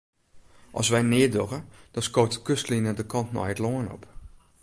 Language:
Western Frisian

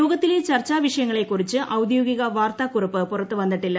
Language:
Malayalam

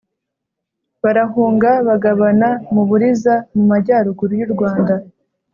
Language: Kinyarwanda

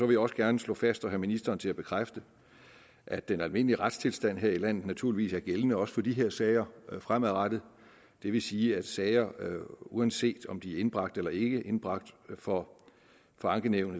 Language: Danish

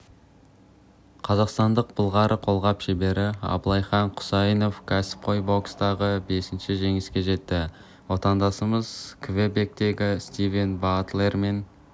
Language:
Kazakh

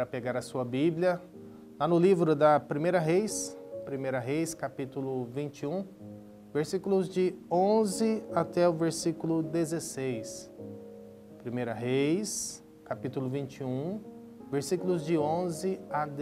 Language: Portuguese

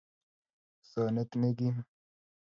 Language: Kalenjin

